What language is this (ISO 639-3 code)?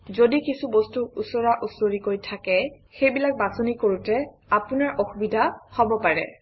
asm